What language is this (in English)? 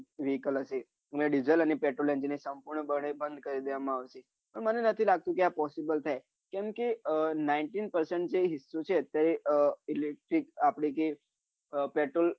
Gujarati